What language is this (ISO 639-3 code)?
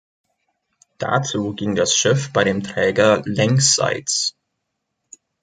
deu